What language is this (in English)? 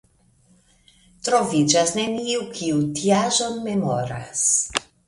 Esperanto